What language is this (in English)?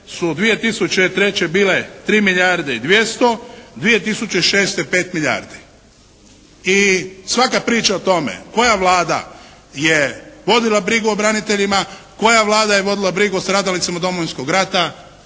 Croatian